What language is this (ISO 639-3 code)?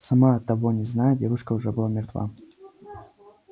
rus